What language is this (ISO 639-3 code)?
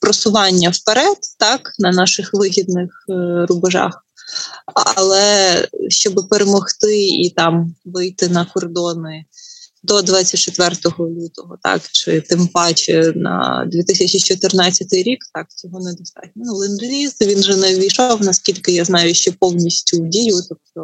ukr